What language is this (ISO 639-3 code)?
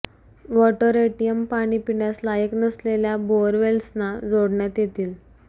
mar